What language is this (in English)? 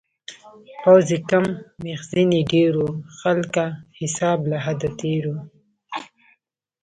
Pashto